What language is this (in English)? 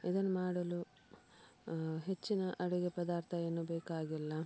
Kannada